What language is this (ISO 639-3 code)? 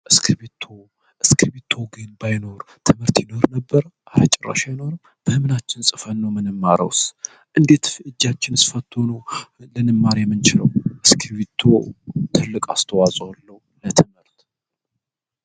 amh